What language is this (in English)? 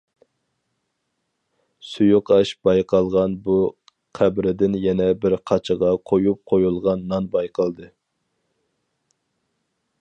Uyghur